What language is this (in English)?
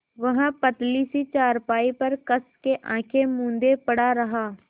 Hindi